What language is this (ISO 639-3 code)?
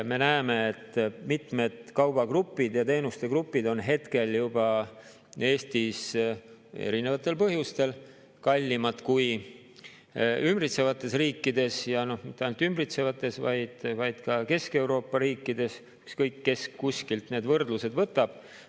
est